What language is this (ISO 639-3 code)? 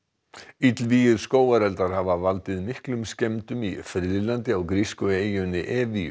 isl